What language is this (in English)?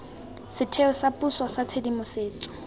Tswana